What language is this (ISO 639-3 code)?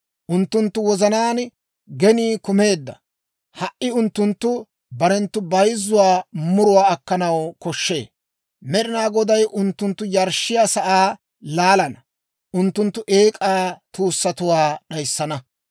dwr